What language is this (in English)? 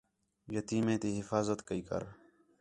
Khetrani